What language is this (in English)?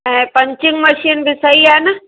Sindhi